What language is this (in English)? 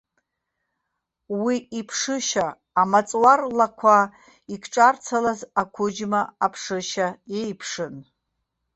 Abkhazian